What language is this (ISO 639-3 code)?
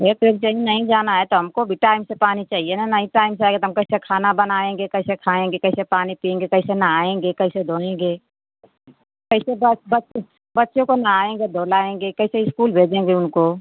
hin